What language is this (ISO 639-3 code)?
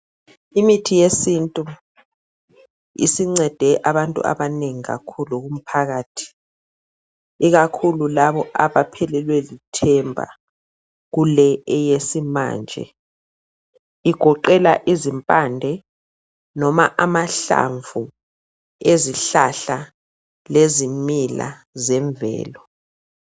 nde